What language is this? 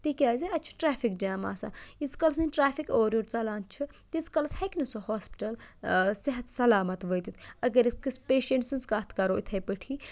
Kashmiri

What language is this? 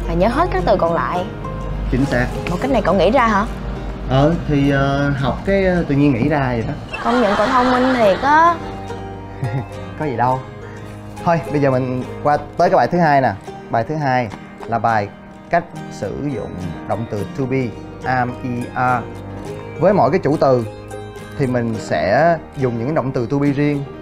Vietnamese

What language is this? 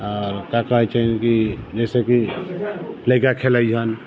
Maithili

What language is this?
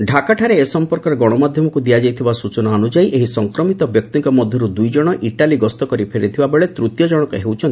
Odia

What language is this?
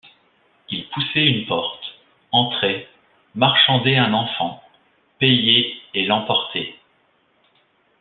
French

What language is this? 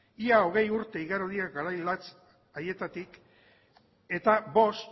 Basque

